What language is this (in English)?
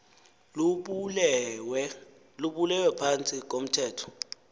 Xhosa